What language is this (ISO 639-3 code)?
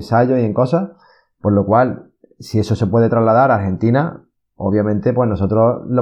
spa